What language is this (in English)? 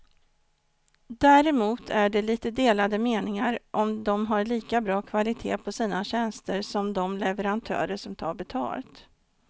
Swedish